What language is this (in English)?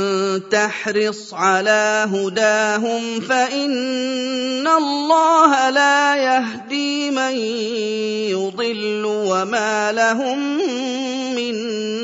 Arabic